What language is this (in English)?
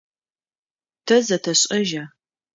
Adyghe